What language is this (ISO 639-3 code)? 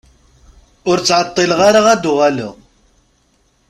kab